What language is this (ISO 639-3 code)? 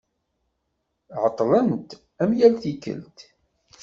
kab